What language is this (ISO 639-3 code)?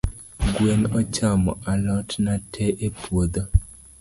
luo